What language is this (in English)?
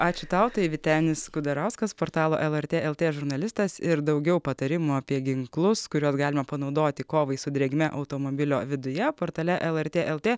Lithuanian